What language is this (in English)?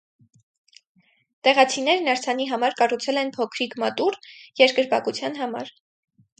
Armenian